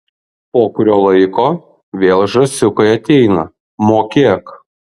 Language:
Lithuanian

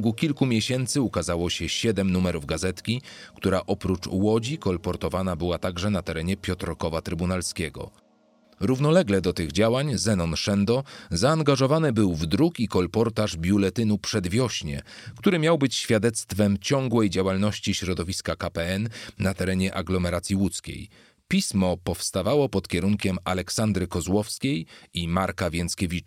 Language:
Polish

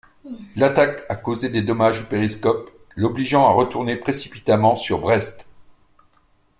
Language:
French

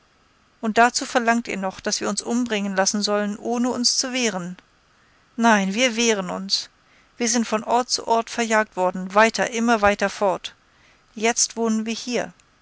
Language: German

